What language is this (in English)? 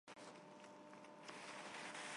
Armenian